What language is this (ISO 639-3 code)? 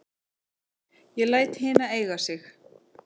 isl